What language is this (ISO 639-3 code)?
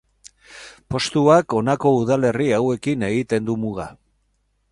eus